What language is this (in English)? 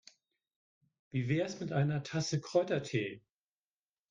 German